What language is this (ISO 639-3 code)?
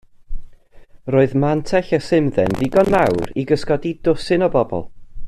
cym